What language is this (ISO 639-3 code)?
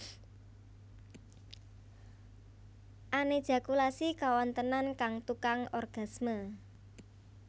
jav